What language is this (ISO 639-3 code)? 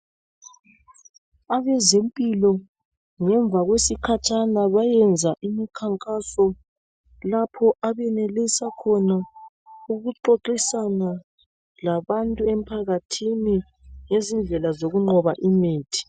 nde